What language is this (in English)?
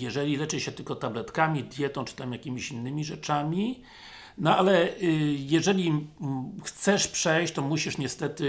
Polish